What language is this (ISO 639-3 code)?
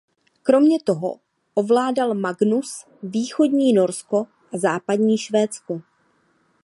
ces